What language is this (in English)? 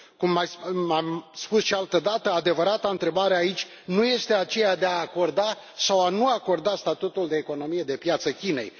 Romanian